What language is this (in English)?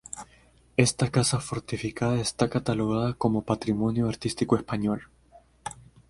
Spanish